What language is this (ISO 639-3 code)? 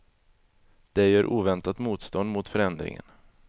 swe